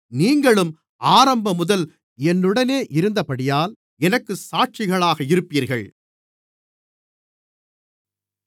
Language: Tamil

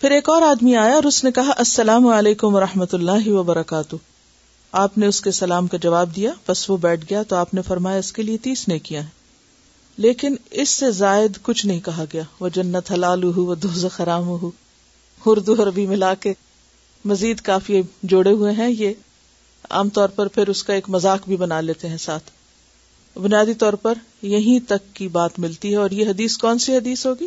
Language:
Urdu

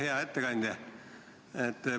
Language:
Estonian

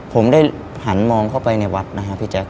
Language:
Thai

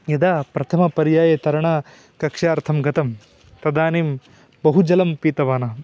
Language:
Sanskrit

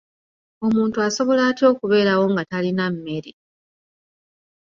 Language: Ganda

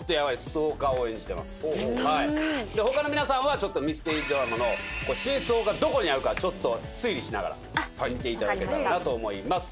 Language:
Japanese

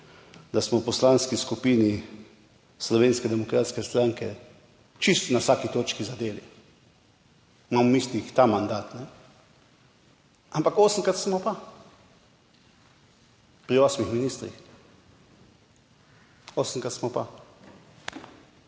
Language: Slovenian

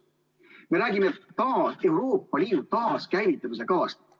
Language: Estonian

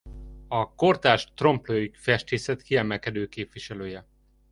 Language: Hungarian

